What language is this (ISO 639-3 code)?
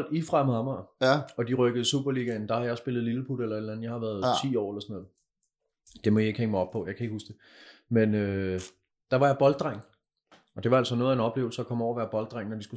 dan